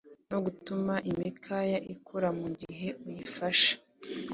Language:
Kinyarwanda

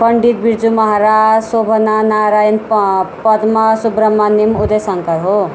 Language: Nepali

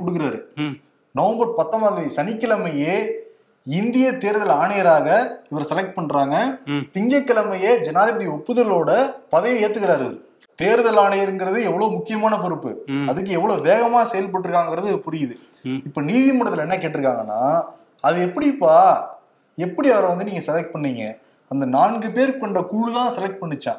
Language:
Tamil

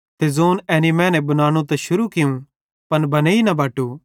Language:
Bhadrawahi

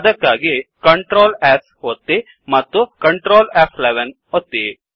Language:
Kannada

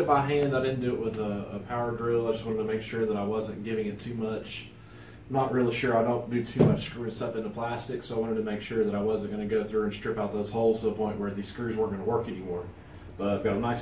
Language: English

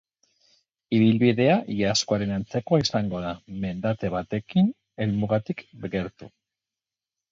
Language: Basque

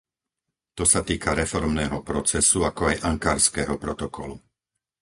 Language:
Slovak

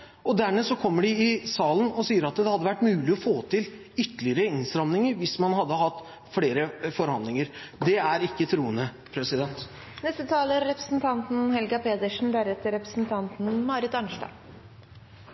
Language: Norwegian Bokmål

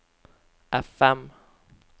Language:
Norwegian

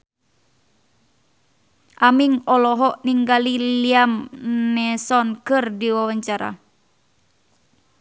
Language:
Sundanese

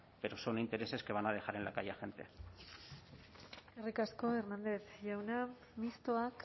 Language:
Spanish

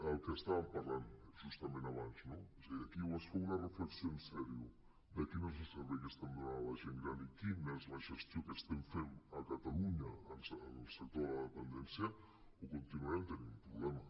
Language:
Catalan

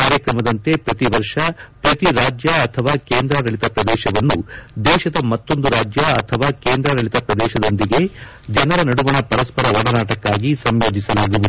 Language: Kannada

